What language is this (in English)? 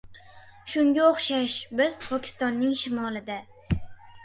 Uzbek